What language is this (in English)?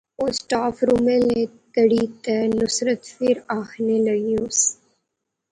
Pahari-Potwari